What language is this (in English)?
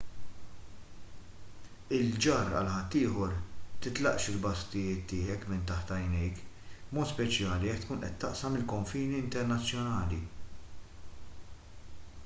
Maltese